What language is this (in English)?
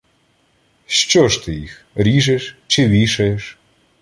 Ukrainian